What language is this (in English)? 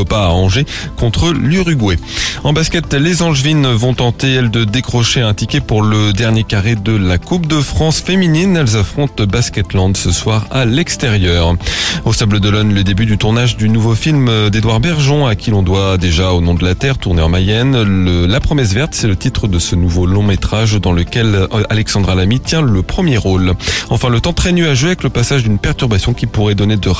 French